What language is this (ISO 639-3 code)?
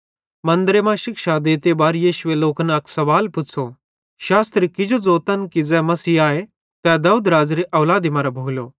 bhd